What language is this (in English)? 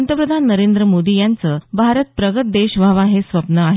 Marathi